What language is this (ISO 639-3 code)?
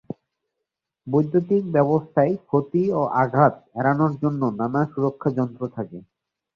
ben